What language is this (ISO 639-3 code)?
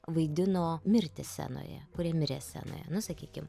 lit